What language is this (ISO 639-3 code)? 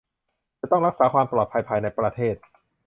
tha